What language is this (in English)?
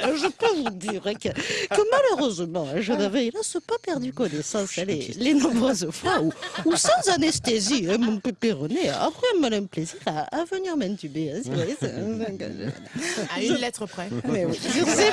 French